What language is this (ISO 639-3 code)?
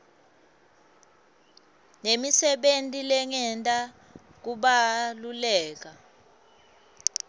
ssw